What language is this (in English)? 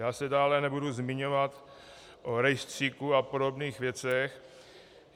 Czech